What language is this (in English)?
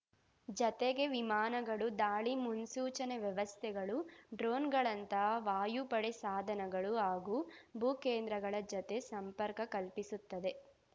Kannada